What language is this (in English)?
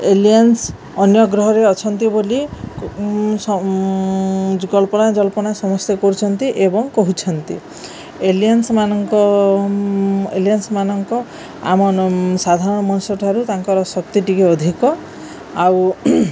Odia